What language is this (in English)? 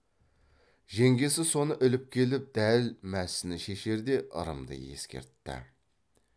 Kazakh